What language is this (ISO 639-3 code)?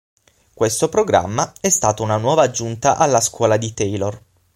ita